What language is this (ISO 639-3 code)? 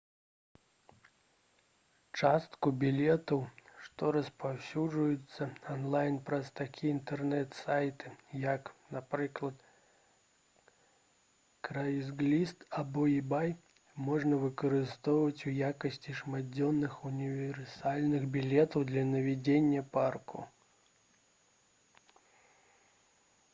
bel